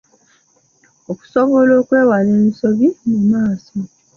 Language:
Ganda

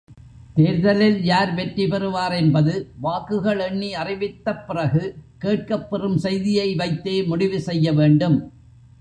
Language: Tamil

